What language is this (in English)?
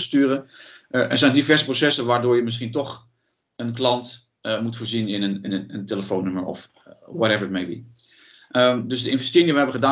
Dutch